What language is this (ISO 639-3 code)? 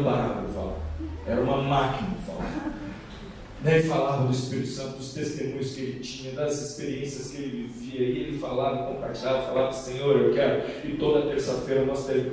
por